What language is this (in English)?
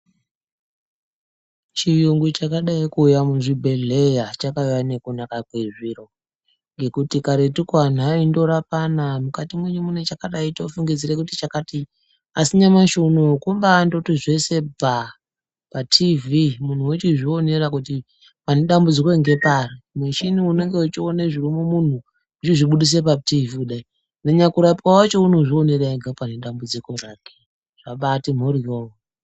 Ndau